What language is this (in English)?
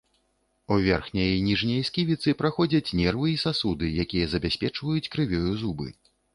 Belarusian